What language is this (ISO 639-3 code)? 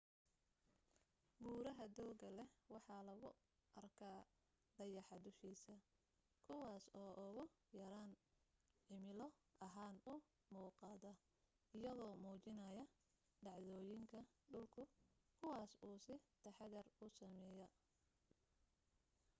som